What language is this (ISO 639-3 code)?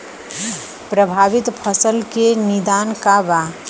bho